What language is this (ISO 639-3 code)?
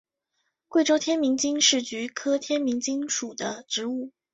zho